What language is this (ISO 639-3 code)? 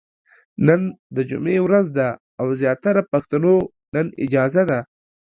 pus